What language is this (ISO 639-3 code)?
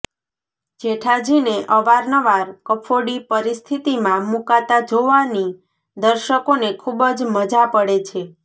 guj